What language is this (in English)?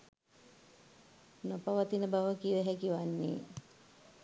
Sinhala